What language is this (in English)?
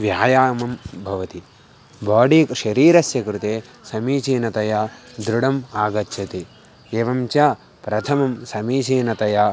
Sanskrit